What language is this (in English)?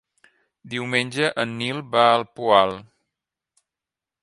Catalan